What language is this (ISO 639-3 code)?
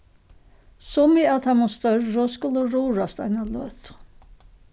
fao